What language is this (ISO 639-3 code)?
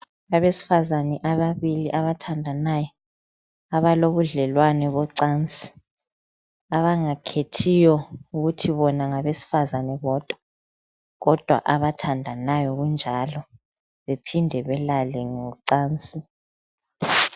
nde